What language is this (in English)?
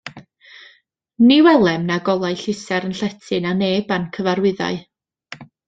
Welsh